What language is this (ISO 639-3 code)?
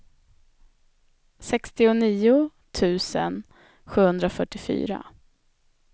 swe